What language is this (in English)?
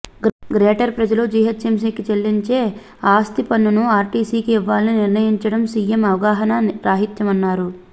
Telugu